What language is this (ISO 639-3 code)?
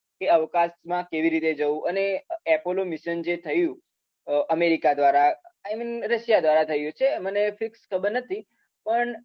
guj